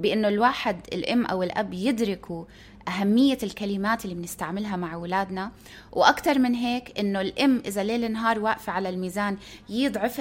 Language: Arabic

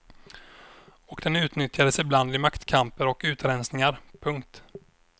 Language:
Swedish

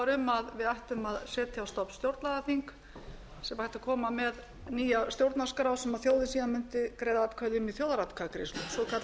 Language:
Icelandic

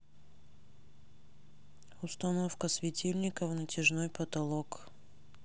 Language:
Russian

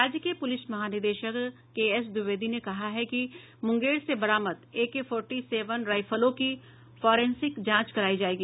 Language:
Hindi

